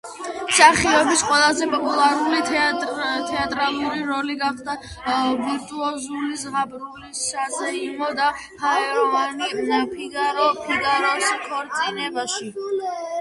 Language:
Georgian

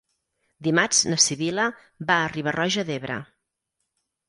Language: Catalan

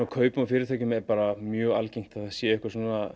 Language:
Icelandic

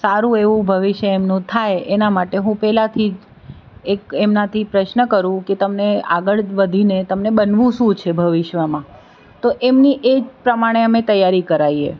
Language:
Gujarati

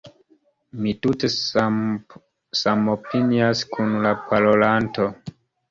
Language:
Esperanto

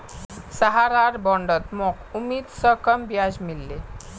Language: Magahi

